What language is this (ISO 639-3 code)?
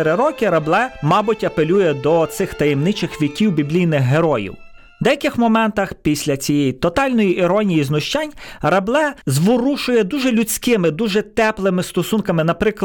ukr